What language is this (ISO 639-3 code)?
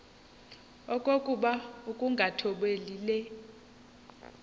xho